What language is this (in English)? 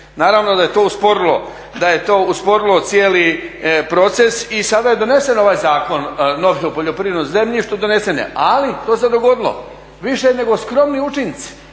Croatian